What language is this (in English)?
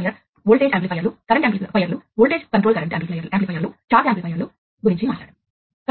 Telugu